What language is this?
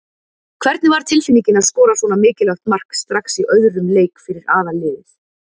Icelandic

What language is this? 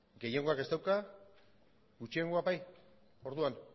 Basque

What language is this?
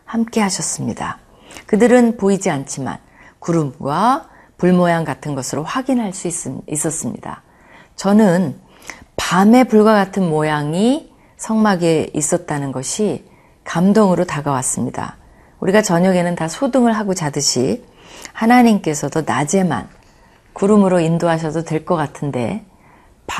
Korean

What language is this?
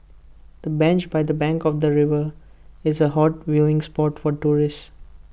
English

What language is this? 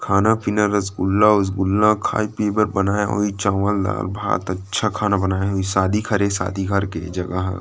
Chhattisgarhi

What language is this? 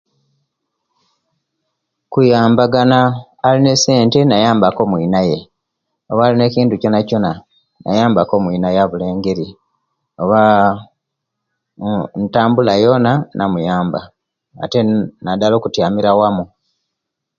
Kenyi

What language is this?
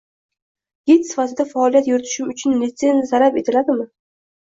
Uzbek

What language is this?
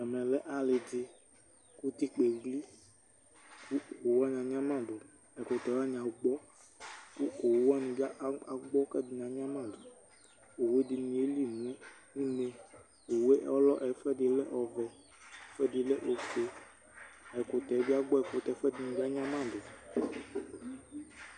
Ikposo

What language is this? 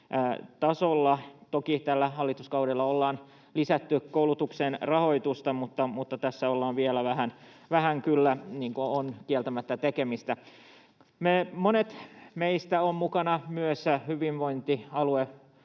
Finnish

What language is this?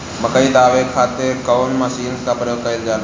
Bhojpuri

